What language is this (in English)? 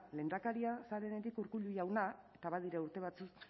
Basque